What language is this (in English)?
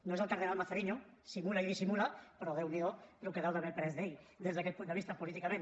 Catalan